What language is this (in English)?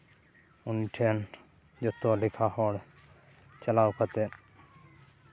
Santali